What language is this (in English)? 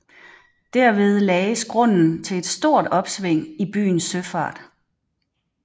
Danish